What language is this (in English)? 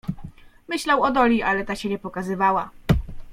Polish